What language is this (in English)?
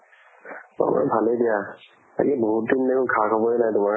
Assamese